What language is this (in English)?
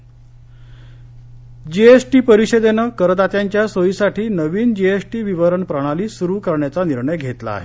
Marathi